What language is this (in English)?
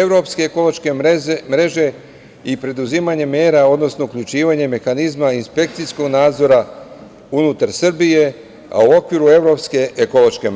Serbian